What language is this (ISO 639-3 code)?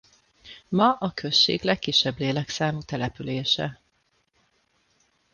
hun